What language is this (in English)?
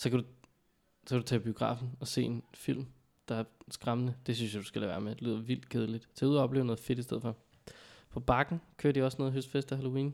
Danish